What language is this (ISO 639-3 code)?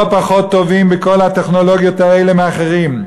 heb